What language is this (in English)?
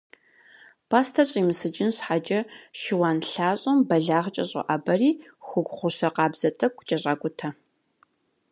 Kabardian